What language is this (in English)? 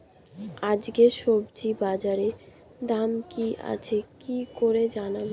Bangla